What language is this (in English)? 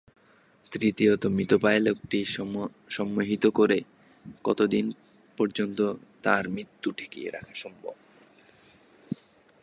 Bangla